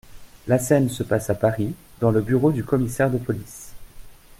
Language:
French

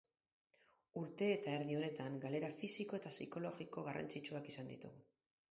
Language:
Basque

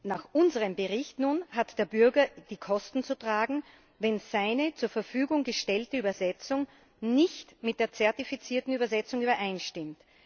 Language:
German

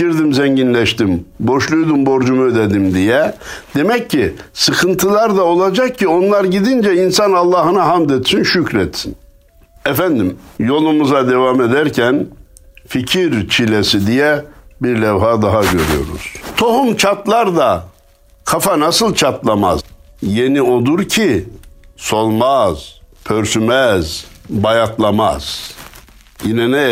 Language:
Turkish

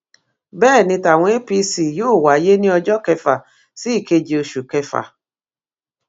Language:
Yoruba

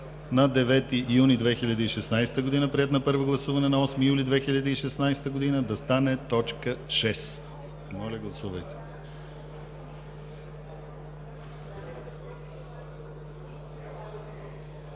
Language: Bulgarian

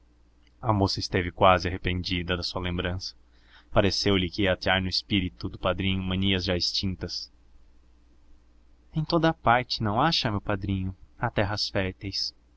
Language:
Portuguese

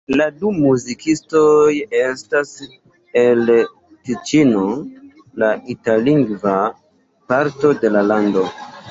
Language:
Esperanto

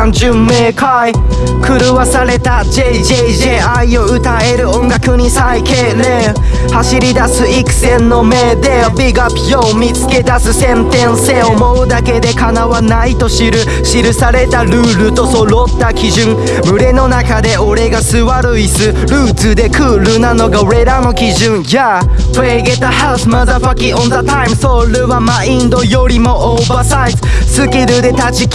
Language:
Japanese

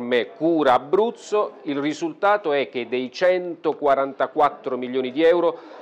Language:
Italian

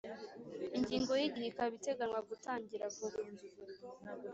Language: Kinyarwanda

